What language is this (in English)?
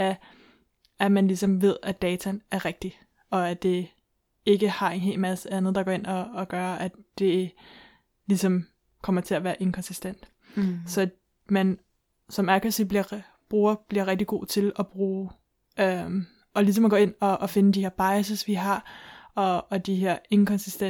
Danish